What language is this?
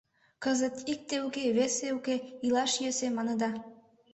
Mari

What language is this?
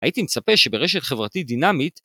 Hebrew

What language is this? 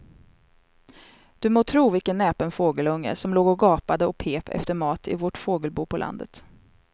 Swedish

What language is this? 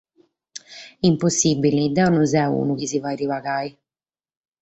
Sardinian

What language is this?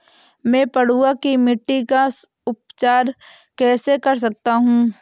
Hindi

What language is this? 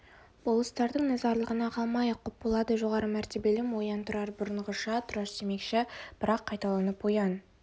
Kazakh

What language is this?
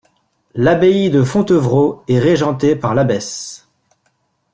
French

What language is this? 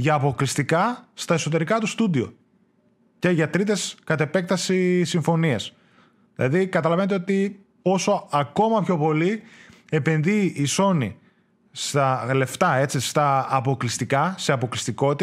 Greek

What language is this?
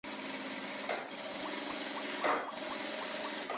Chinese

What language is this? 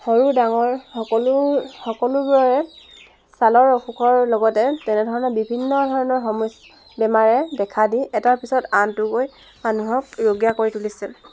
Assamese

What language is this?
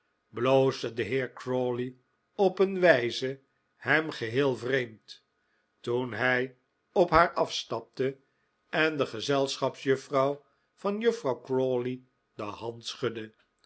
Dutch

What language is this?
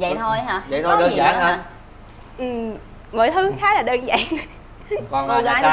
Vietnamese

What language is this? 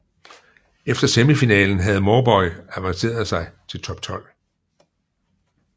Danish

